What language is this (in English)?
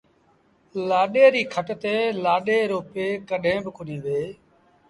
Sindhi Bhil